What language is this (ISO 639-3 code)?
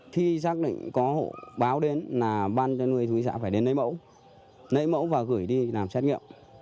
vie